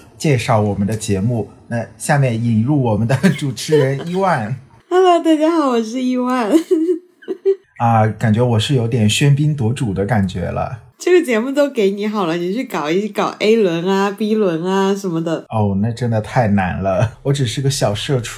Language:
Chinese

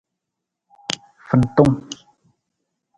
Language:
Nawdm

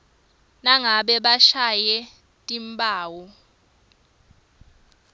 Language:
Swati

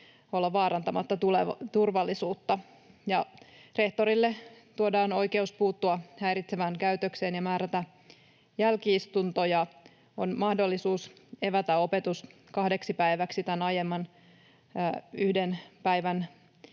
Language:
Finnish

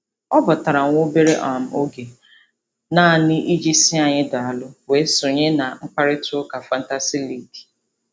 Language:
Igbo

